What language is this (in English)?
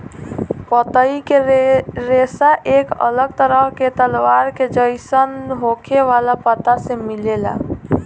Bhojpuri